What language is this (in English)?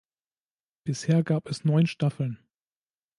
German